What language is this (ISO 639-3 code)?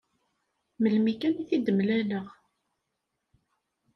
kab